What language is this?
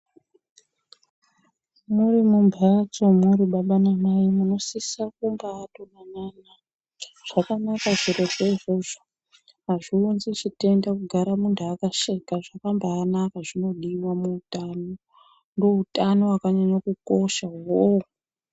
Ndau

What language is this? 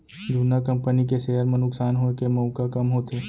Chhattisgarhi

